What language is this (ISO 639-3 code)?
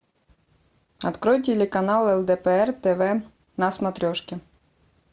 rus